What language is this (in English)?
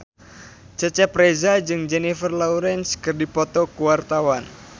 Sundanese